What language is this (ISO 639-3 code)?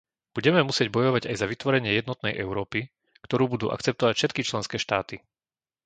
slk